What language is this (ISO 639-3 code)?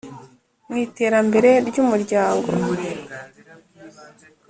kin